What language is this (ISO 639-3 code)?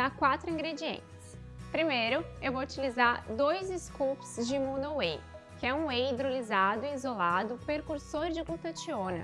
por